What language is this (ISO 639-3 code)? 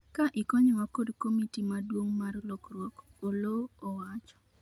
luo